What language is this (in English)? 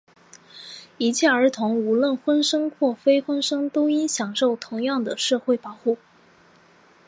Chinese